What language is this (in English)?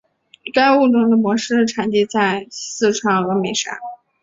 Chinese